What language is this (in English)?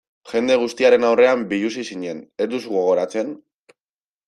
Basque